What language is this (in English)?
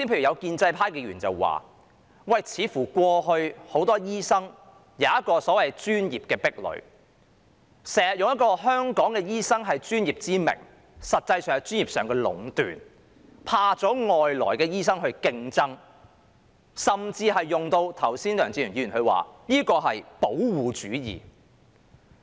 Cantonese